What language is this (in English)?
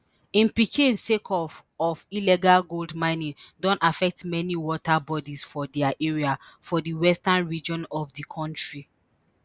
Nigerian Pidgin